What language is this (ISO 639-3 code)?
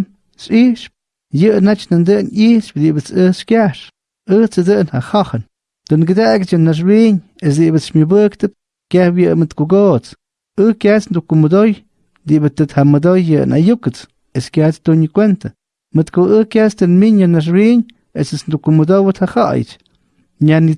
spa